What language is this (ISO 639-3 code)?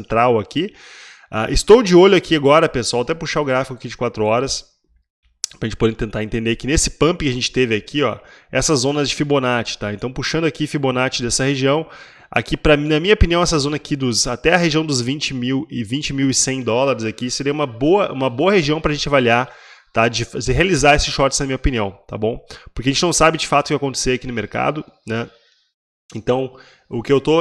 por